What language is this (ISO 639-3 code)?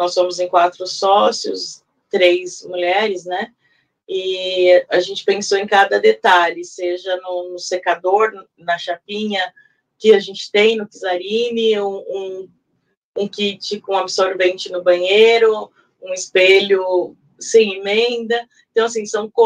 por